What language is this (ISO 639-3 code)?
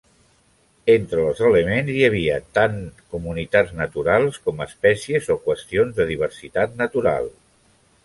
cat